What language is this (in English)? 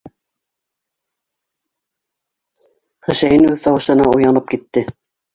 Bashkir